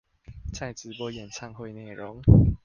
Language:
Chinese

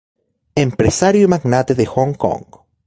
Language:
Spanish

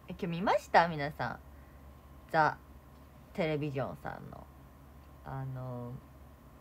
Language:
Japanese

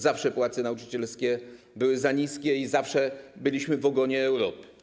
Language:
Polish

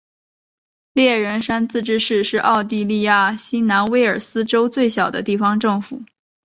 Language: Chinese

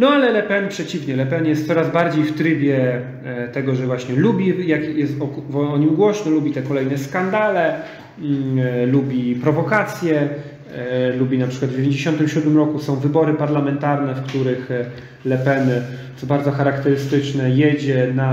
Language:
Polish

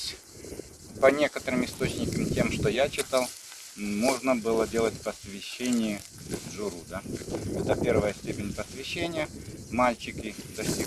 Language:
Russian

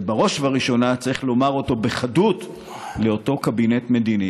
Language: Hebrew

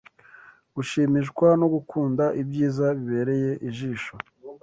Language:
Kinyarwanda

